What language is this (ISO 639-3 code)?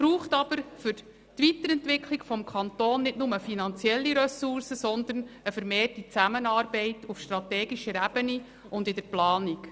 gsw